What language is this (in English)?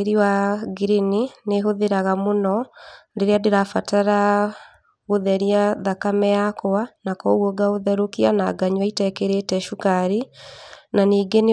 Kikuyu